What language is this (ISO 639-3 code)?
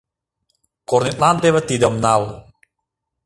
chm